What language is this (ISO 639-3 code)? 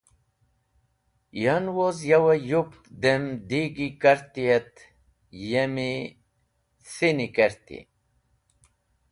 wbl